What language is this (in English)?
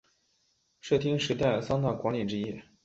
Chinese